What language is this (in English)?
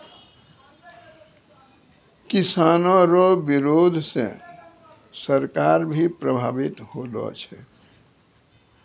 Maithili